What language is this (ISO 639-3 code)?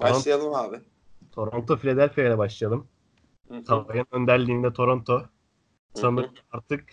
tur